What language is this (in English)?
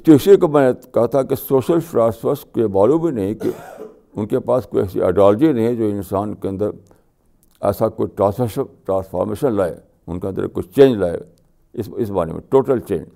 Urdu